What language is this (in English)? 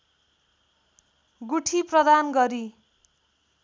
Nepali